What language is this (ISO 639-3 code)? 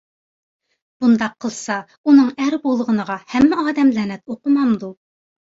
uig